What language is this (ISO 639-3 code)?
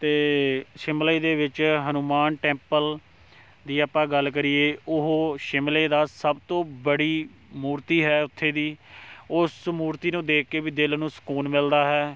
pan